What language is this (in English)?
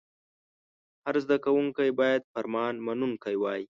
Pashto